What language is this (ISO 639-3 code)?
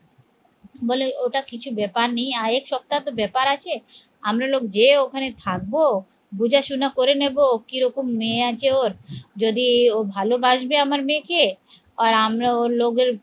ben